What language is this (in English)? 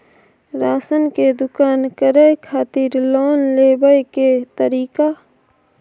Maithili